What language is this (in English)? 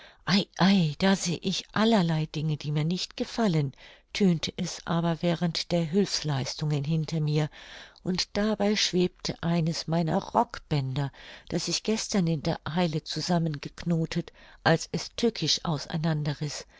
German